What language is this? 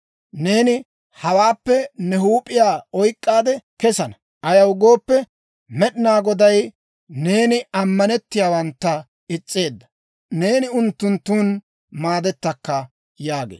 Dawro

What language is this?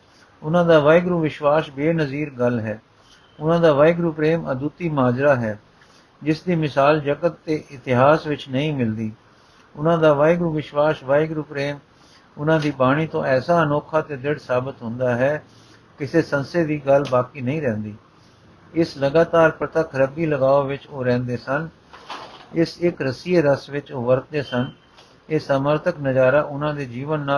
Punjabi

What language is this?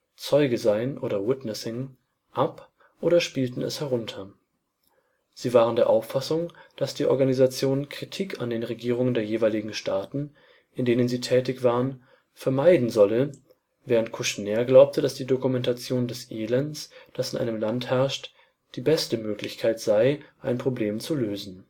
German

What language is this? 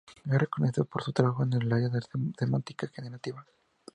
Spanish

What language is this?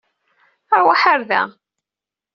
Kabyle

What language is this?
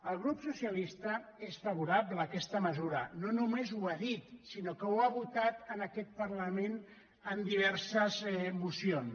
Catalan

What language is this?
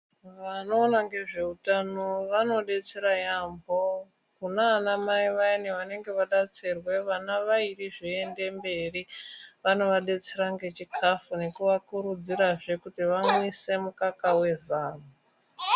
Ndau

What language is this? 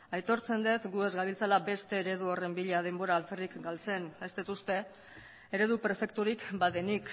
Basque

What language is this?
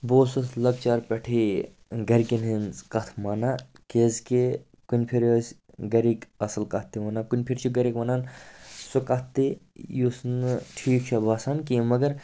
Kashmiri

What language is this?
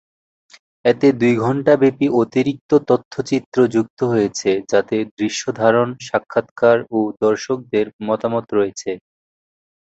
Bangla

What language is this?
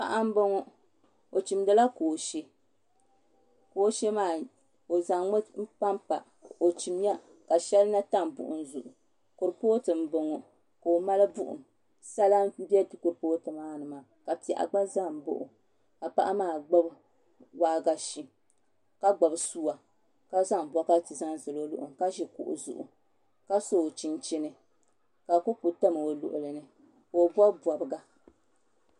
Dagbani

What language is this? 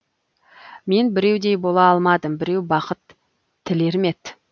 Kazakh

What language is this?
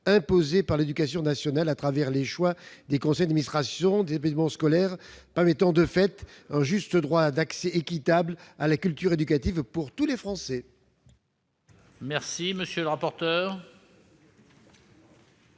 French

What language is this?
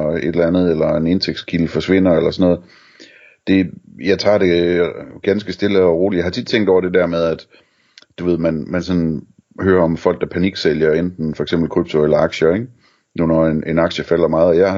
Danish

